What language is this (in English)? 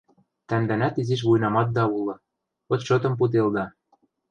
Western Mari